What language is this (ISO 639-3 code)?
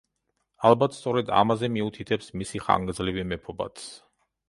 kat